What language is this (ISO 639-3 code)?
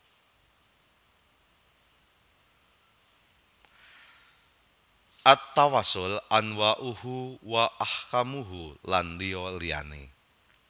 jav